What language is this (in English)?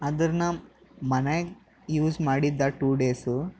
Kannada